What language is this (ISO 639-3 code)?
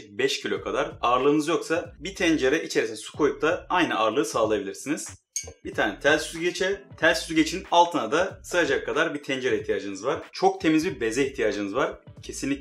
tur